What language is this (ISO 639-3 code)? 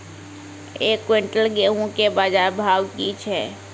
mai